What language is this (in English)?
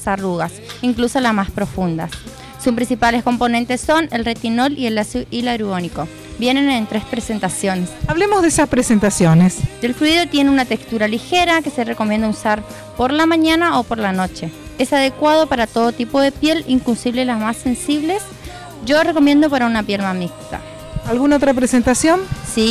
Spanish